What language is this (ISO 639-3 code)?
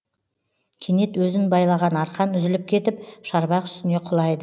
kaz